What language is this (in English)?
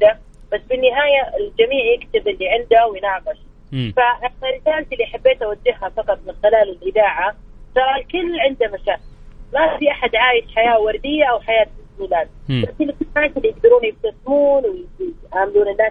Arabic